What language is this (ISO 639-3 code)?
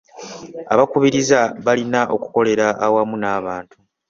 lug